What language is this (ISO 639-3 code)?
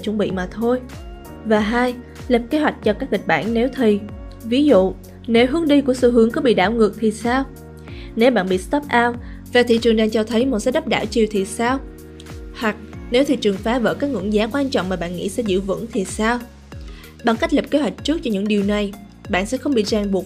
vie